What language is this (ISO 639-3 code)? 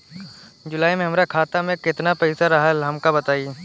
bho